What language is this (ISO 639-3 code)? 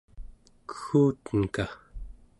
esu